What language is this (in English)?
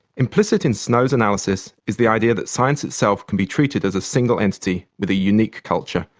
English